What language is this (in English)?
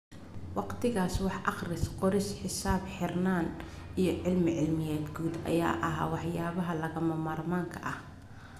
Somali